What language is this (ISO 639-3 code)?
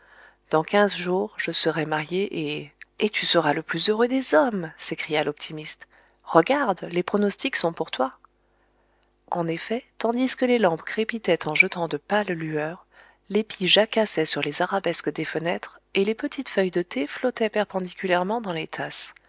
fra